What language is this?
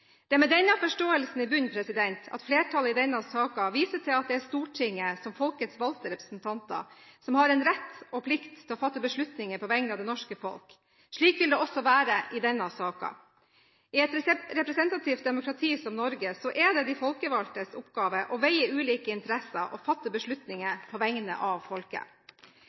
Norwegian Bokmål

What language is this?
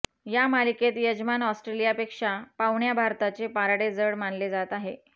Marathi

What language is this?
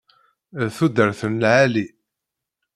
Kabyle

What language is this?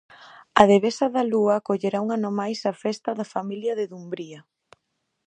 Galician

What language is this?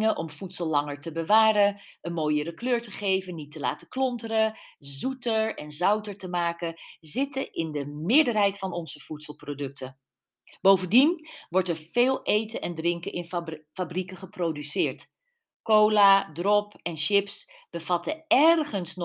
Dutch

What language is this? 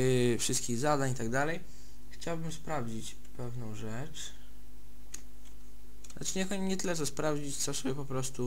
Polish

